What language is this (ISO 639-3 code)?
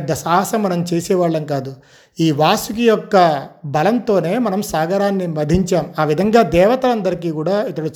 tel